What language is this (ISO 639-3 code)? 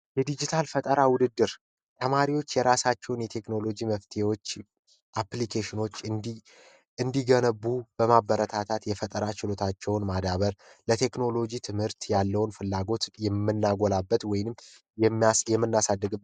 amh